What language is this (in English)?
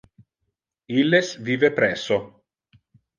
Interlingua